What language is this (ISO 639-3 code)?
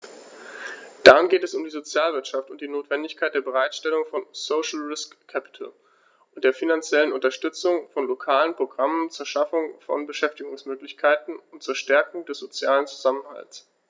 deu